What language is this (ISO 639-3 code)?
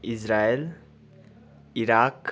nep